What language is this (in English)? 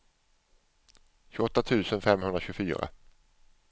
Swedish